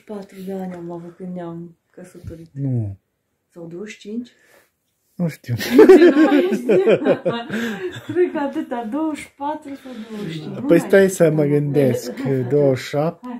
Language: Romanian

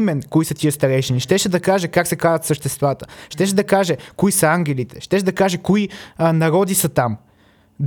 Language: Bulgarian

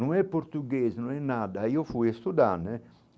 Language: Portuguese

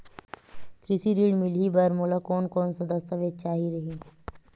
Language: Chhattisgarhi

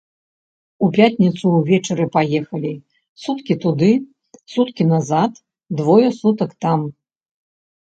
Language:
Belarusian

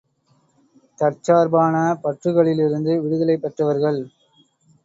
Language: Tamil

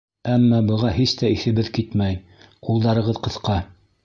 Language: Bashkir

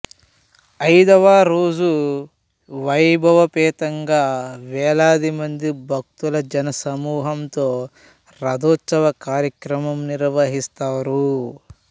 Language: Telugu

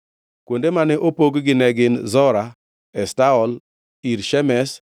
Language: Luo (Kenya and Tanzania)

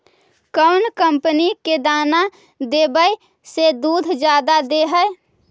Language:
Magahi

